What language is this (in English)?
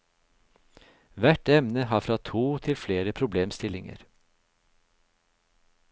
Norwegian